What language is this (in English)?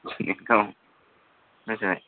Bodo